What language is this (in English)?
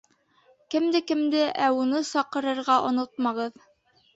Bashkir